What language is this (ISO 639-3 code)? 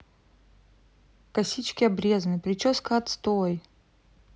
rus